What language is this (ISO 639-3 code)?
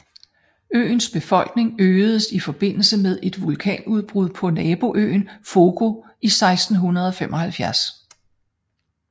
dan